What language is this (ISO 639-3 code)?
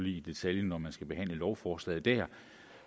dan